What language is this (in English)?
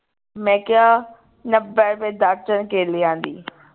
Punjabi